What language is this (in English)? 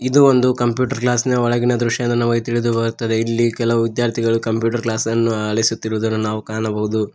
Kannada